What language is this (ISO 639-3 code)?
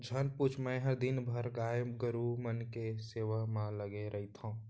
hne